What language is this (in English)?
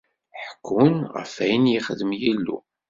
Kabyle